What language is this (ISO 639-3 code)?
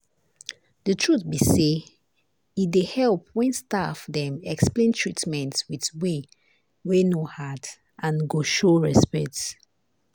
pcm